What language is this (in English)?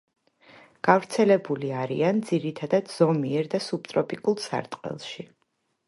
Georgian